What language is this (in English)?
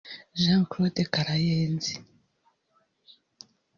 Kinyarwanda